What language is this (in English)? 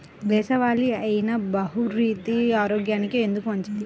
Telugu